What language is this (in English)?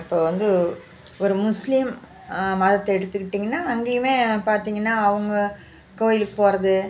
Tamil